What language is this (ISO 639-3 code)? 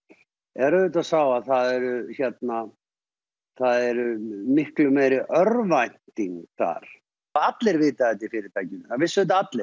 isl